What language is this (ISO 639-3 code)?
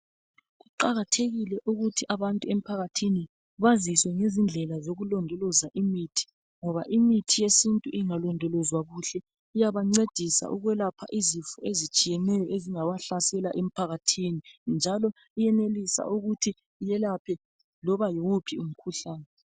nde